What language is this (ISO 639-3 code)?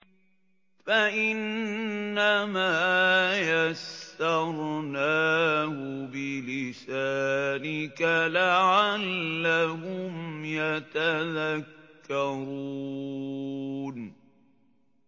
ara